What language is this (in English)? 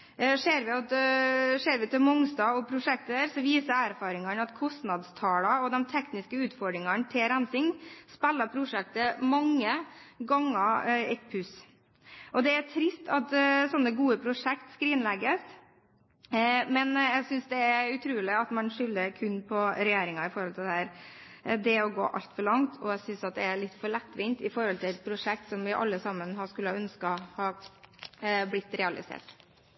Norwegian Bokmål